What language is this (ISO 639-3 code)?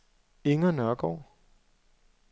dan